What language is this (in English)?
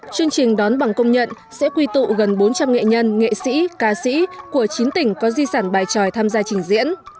Vietnamese